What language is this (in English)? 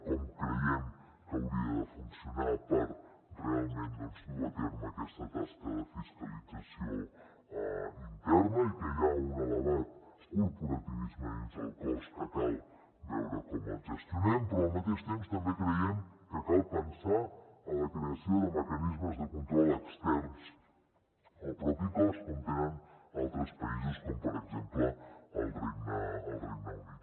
Catalan